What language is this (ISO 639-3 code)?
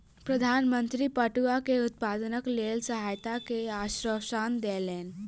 mai